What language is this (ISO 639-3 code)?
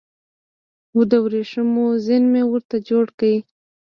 pus